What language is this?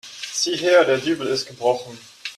German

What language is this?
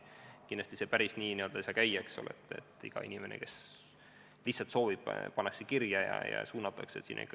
Estonian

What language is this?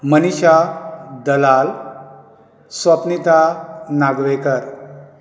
Konkani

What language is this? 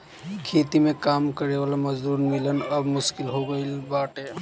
Bhojpuri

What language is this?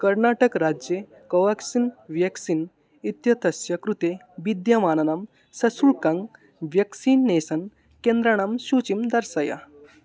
Sanskrit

